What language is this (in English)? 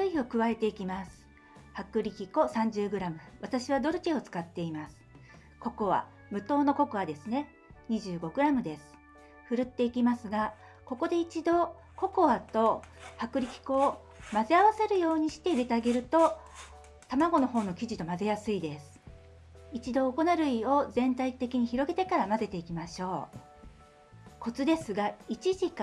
Japanese